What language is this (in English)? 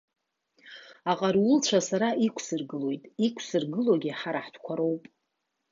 Abkhazian